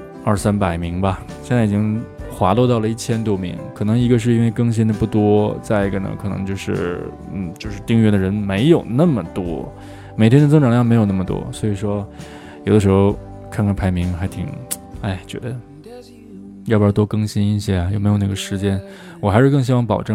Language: Chinese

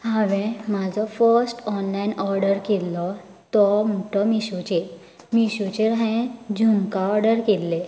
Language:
Konkani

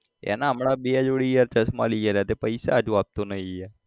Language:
Gujarati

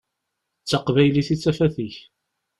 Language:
Kabyle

